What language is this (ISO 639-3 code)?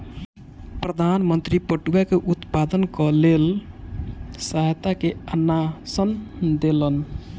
mai